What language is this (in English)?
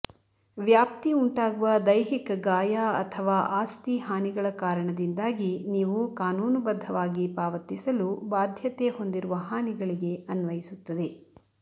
Kannada